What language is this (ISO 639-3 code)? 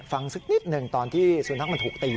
tha